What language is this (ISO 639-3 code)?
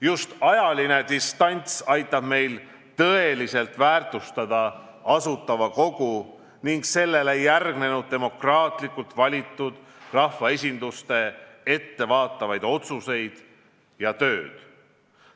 est